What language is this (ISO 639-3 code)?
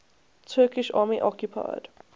eng